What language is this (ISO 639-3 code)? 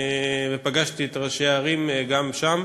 heb